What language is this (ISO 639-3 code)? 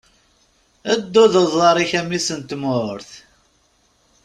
kab